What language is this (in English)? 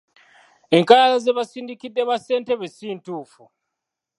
Ganda